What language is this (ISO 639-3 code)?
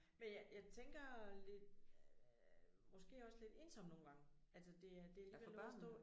dan